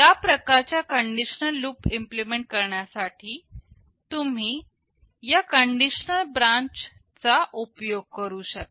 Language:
Marathi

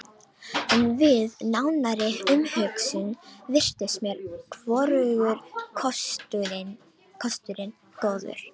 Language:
Icelandic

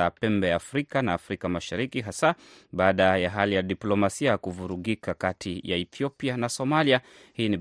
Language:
Swahili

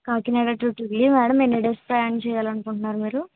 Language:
Telugu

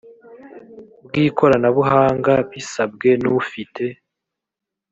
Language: Kinyarwanda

